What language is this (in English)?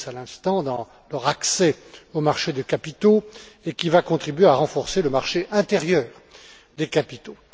French